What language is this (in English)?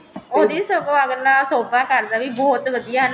Punjabi